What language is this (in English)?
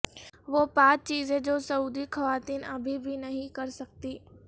Urdu